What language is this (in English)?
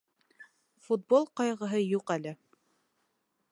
Bashkir